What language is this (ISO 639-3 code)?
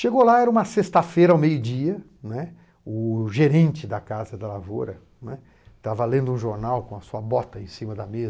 por